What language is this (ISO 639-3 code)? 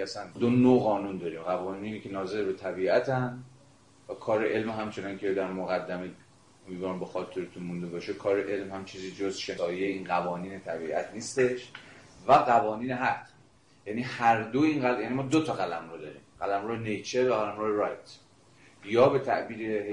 fas